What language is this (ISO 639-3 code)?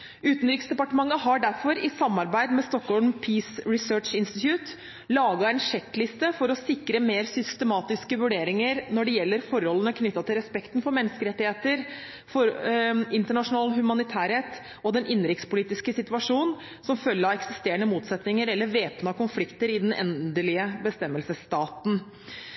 nob